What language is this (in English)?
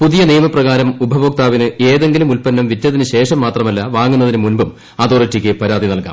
Malayalam